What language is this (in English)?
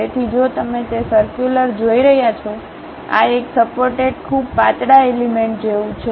Gujarati